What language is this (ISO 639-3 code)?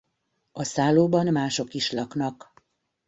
hun